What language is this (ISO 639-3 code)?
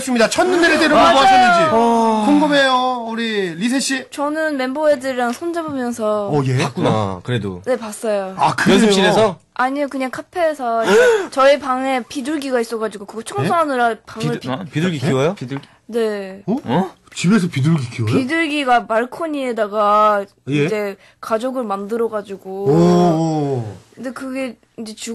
kor